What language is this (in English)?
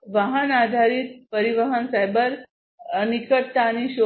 Gujarati